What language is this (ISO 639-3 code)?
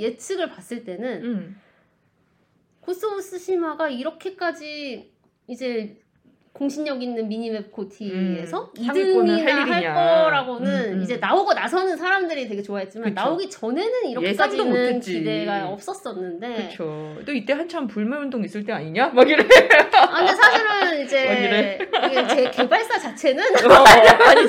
kor